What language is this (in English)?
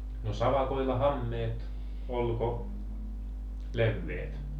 Finnish